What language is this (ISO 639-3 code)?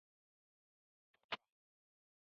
fas